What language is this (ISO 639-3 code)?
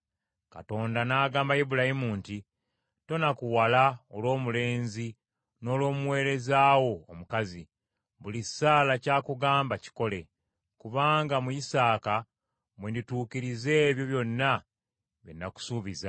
lug